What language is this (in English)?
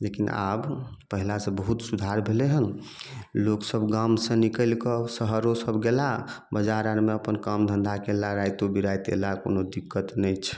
Maithili